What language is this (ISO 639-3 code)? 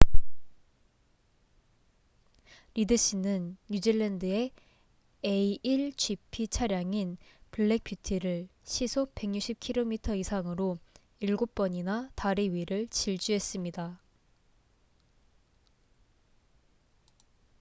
kor